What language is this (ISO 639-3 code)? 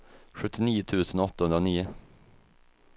swe